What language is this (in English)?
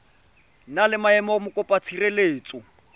Tswana